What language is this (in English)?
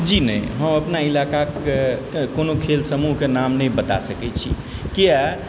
Maithili